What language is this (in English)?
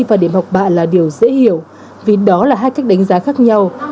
Vietnamese